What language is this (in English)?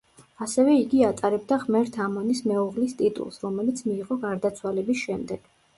Georgian